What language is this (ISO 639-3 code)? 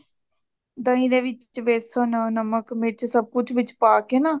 pan